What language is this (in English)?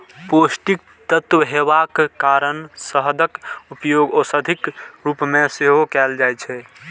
Maithili